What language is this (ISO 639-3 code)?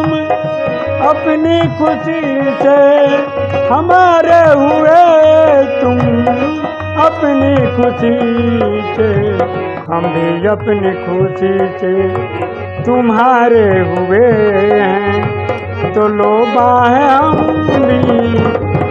hin